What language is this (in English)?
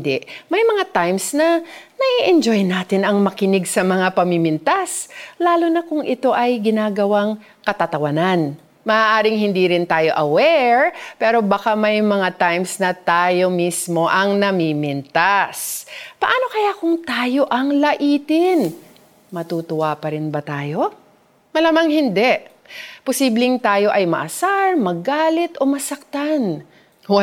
Filipino